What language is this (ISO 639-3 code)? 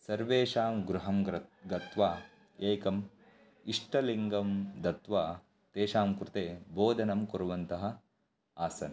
san